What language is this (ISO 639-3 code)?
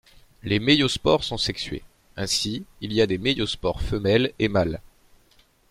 fra